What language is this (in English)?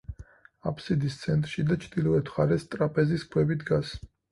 Georgian